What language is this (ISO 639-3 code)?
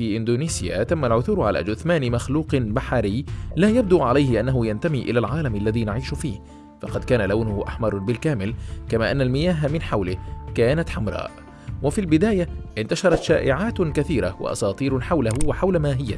ara